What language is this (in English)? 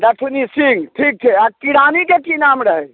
Maithili